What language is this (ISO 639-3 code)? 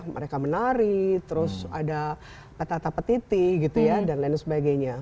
ind